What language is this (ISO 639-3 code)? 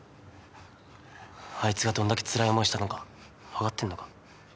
jpn